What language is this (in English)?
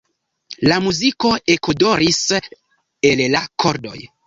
Esperanto